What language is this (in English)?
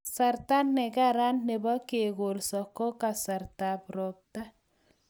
Kalenjin